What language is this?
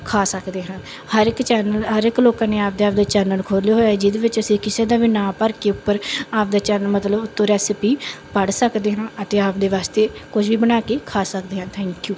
Punjabi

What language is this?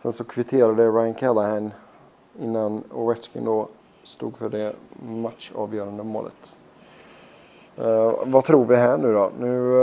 Swedish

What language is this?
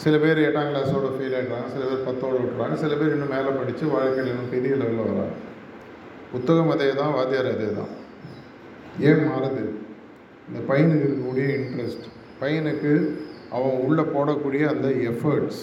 Tamil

